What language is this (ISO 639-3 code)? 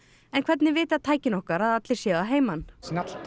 isl